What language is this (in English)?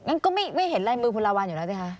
Thai